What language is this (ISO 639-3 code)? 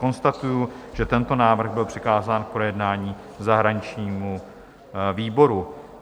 ces